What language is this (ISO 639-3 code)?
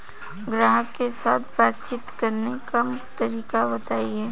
bho